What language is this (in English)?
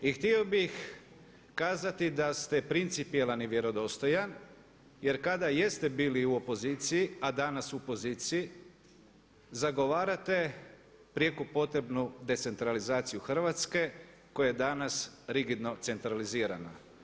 Croatian